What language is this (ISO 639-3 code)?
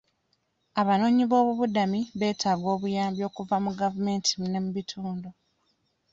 lug